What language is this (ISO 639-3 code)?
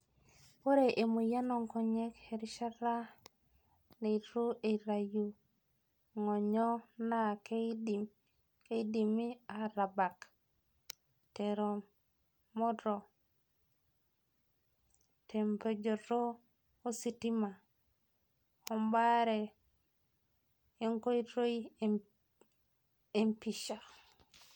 mas